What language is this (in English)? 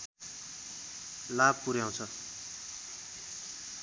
Nepali